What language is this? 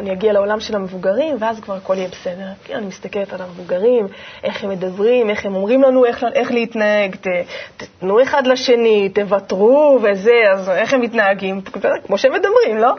Hebrew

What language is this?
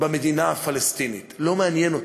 Hebrew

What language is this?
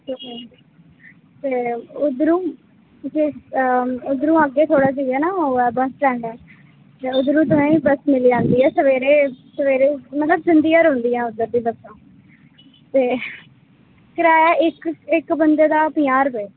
Dogri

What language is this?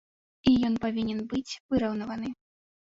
Belarusian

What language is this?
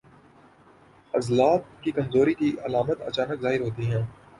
Urdu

